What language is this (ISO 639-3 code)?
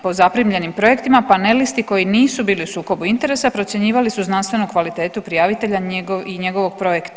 hrv